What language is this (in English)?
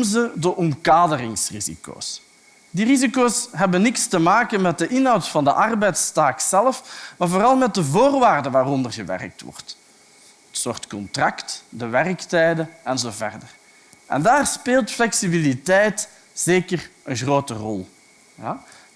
Dutch